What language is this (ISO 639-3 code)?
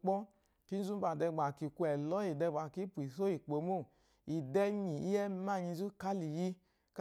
afo